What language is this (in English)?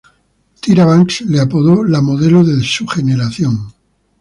Spanish